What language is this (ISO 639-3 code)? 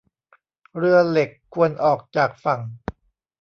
tha